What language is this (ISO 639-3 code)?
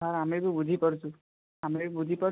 ori